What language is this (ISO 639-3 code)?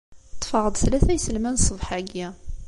kab